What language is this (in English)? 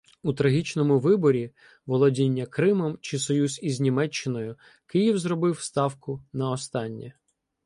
Ukrainian